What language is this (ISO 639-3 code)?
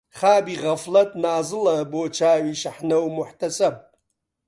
ckb